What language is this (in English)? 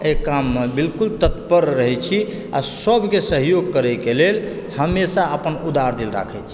Maithili